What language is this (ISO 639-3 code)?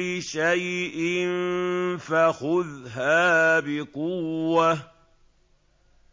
ara